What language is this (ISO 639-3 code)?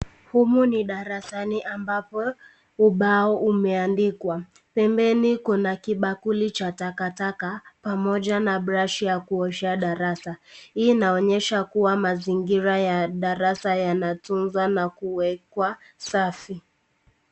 swa